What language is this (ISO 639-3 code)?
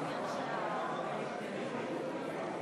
heb